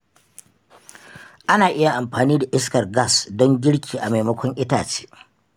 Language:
Hausa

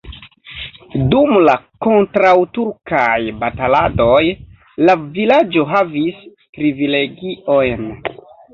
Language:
Esperanto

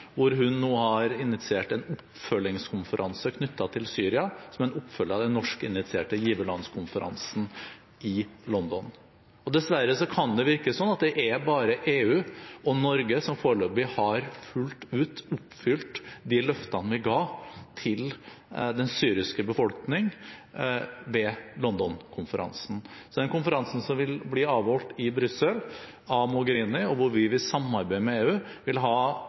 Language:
Norwegian Bokmål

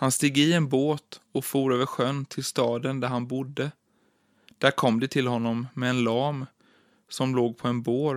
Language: Swedish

